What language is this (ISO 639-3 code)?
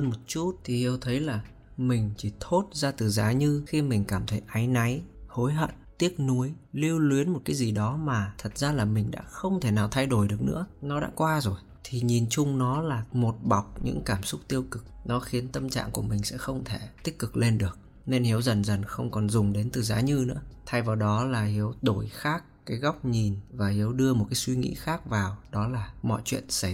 vie